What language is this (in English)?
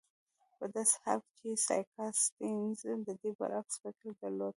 Pashto